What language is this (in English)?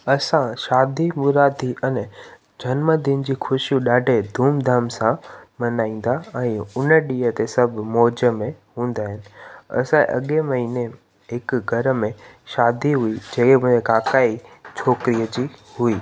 Sindhi